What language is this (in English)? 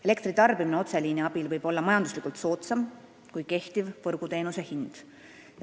Estonian